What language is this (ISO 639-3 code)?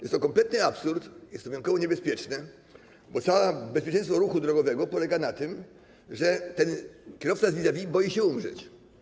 pol